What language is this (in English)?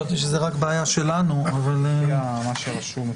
Hebrew